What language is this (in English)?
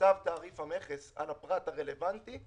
Hebrew